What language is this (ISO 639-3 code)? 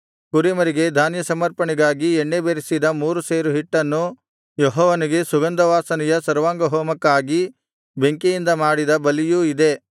kan